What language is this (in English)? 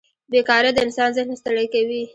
Pashto